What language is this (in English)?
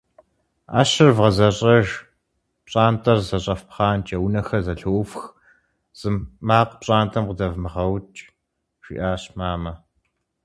Kabardian